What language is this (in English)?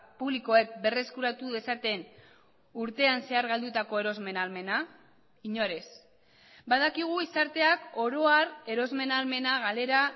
Basque